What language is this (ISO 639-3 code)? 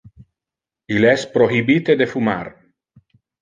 ina